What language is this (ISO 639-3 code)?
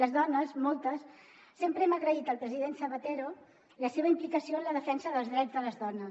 cat